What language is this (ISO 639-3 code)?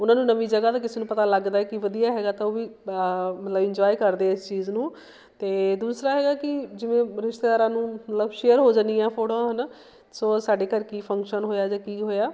pan